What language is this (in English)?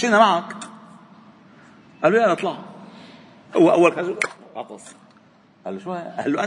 Arabic